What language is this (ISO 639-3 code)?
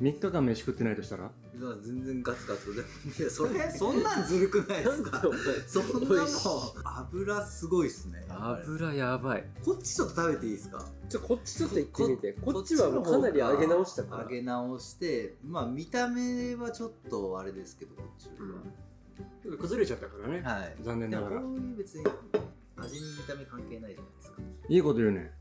jpn